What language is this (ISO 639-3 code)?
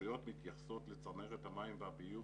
heb